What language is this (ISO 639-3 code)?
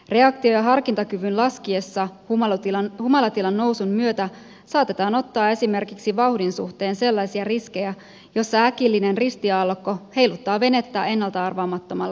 fin